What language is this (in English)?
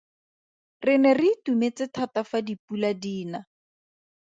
Tswana